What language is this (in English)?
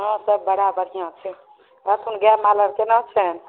Maithili